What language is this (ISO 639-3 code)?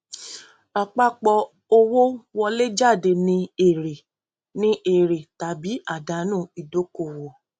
yor